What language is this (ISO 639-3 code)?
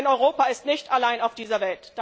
deu